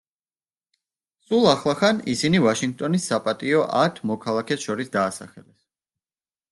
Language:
Georgian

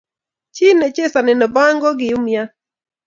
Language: Kalenjin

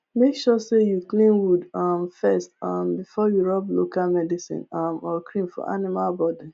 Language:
Nigerian Pidgin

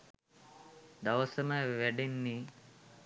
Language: Sinhala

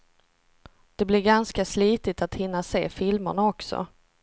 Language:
Swedish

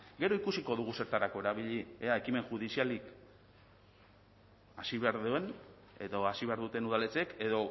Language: Basque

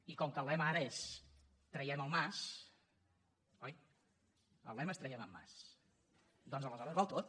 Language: Catalan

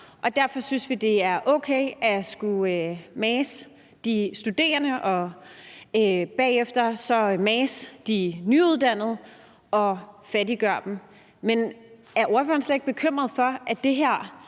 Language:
Danish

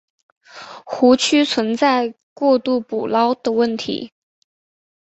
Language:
Chinese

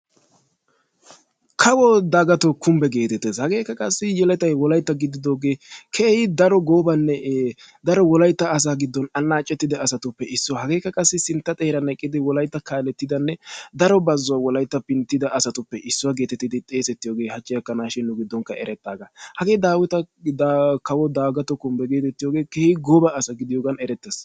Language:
Wolaytta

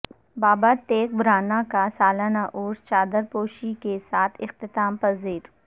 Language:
Urdu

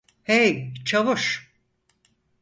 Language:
Turkish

